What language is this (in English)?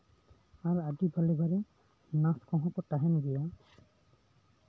Santali